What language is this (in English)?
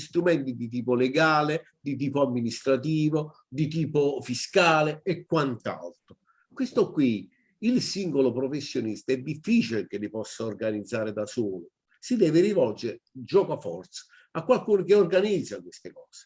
Italian